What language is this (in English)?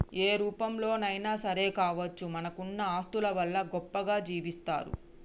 Telugu